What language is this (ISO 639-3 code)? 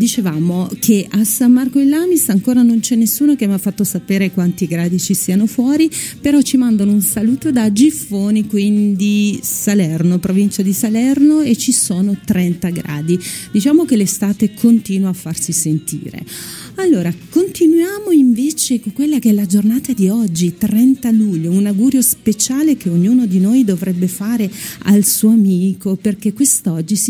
ita